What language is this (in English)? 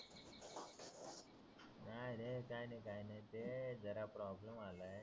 Marathi